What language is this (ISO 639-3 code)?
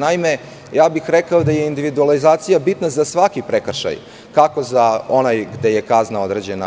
srp